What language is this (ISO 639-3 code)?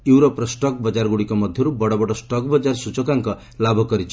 ori